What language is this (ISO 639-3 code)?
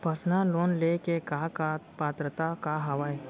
hne